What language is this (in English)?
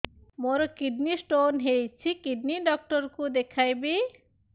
Odia